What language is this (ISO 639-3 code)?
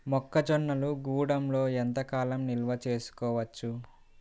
tel